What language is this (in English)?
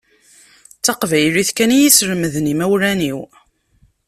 Kabyle